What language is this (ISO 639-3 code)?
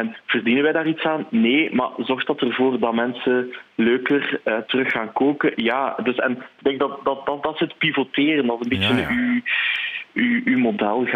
nld